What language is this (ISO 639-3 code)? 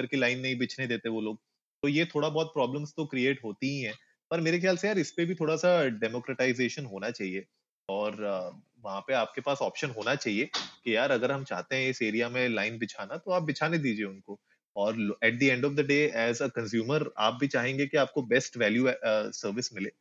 hin